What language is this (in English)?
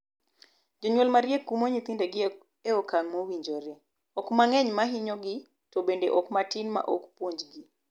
Luo (Kenya and Tanzania)